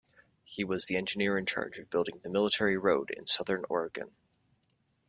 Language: English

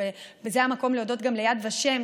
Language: Hebrew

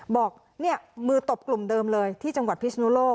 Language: Thai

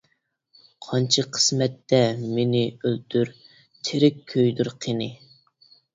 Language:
Uyghur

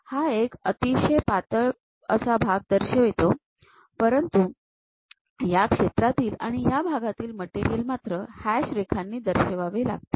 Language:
Marathi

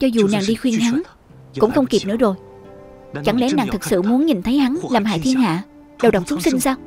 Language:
Vietnamese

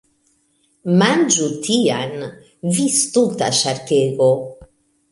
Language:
Esperanto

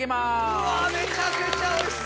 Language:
Japanese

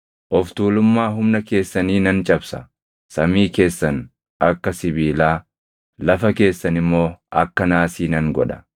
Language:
Oromo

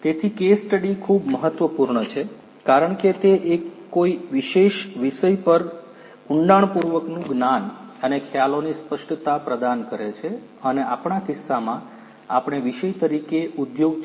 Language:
Gujarati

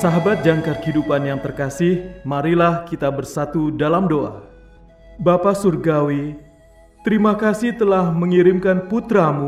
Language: Indonesian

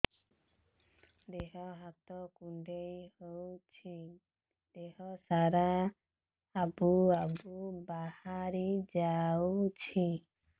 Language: Odia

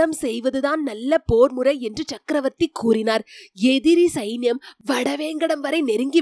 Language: Tamil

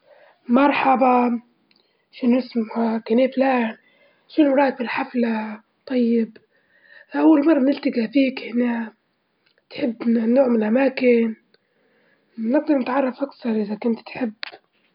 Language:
Libyan Arabic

